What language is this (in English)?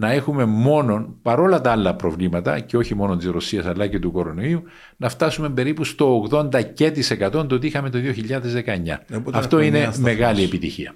Greek